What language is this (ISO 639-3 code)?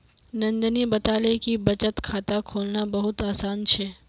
mag